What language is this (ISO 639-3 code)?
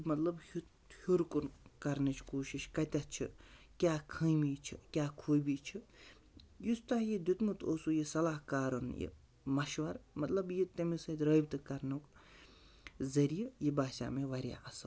kas